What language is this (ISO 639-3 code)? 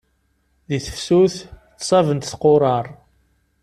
kab